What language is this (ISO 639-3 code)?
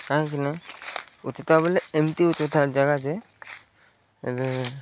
ori